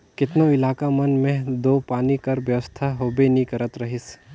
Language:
Chhattisgarhi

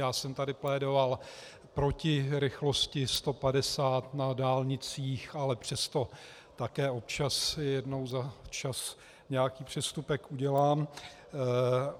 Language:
Czech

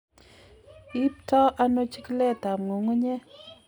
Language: Kalenjin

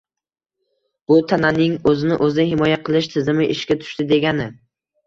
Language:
Uzbek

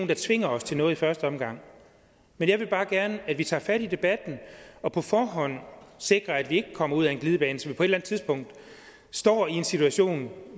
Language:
Danish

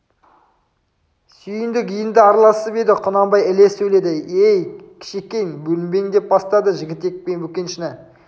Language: Kazakh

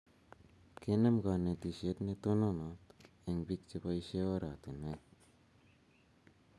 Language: Kalenjin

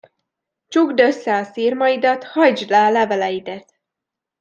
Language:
Hungarian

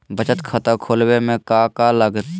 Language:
Magahi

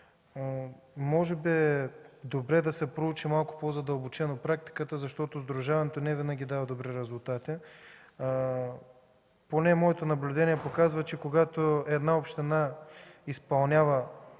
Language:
Bulgarian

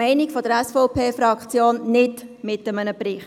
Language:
Swiss German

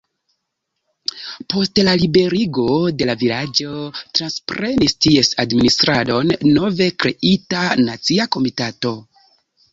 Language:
Esperanto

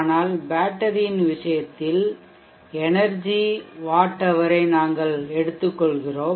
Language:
Tamil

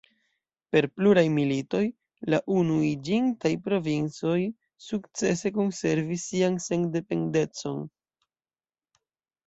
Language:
Esperanto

